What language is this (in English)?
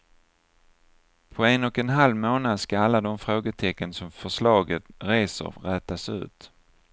Swedish